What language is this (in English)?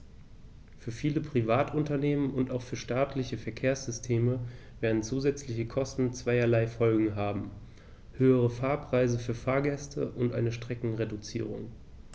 German